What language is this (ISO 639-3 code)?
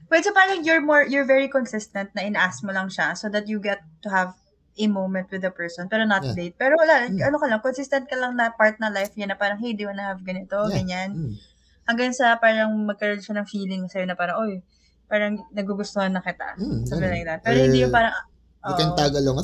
fil